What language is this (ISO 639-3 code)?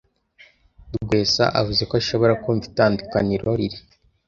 kin